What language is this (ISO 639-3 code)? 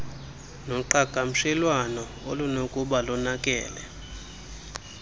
xho